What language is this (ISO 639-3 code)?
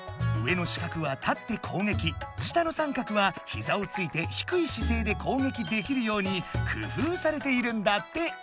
jpn